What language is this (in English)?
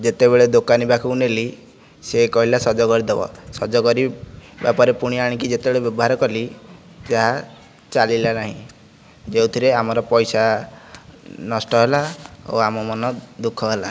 Odia